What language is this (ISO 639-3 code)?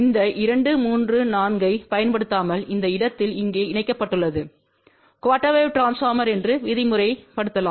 tam